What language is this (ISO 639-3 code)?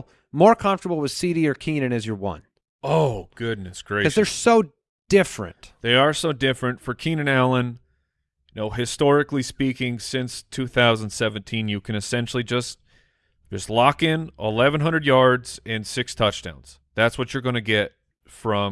eng